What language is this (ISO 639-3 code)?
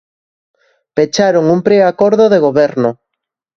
glg